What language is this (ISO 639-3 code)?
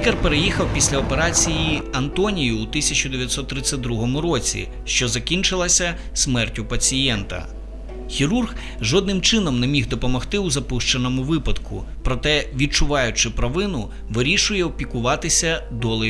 rus